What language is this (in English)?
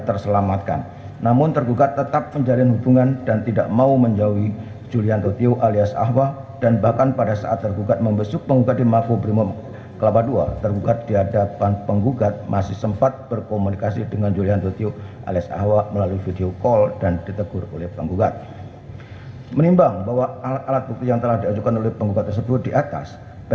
Indonesian